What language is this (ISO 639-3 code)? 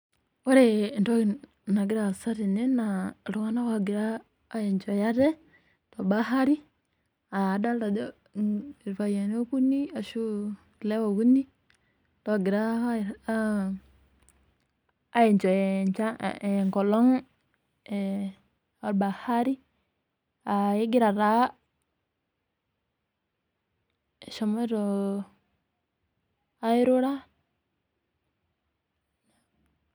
mas